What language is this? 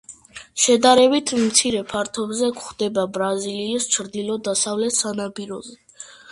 Georgian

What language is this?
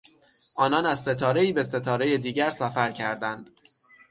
Persian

